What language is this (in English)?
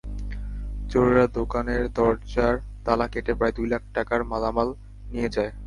Bangla